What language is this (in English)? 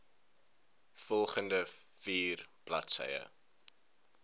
Afrikaans